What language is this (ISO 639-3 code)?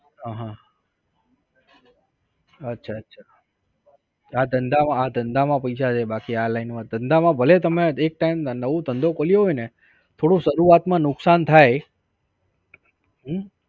guj